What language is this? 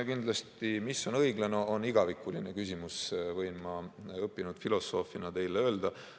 Estonian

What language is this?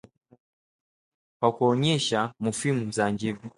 Swahili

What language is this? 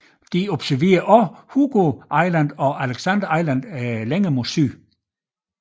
Danish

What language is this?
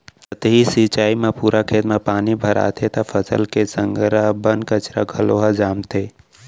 Chhattisgarhi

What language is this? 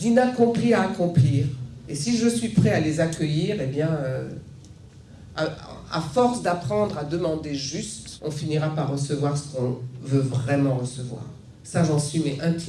French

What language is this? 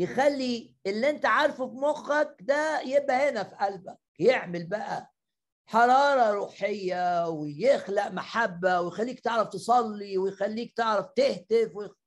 Arabic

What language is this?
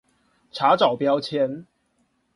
Chinese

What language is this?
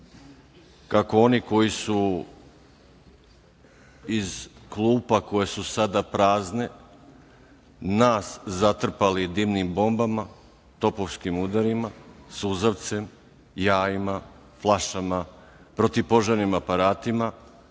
Serbian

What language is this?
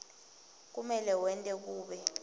Swati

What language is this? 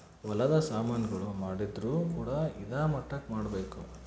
Kannada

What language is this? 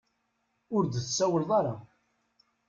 Kabyle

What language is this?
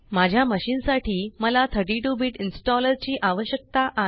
Marathi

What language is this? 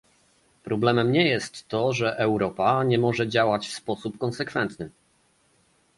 Polish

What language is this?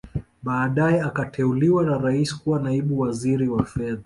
Swahili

